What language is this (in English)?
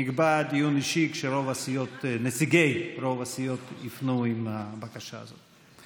Hebrew